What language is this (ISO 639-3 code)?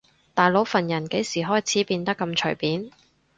yue